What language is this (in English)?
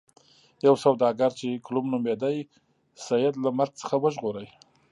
Pashto